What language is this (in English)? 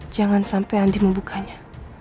Indonesian